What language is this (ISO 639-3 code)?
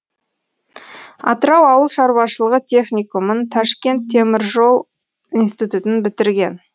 kaz